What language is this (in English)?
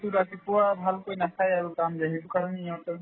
Assamese